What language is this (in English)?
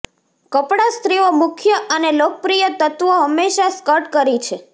Gujarati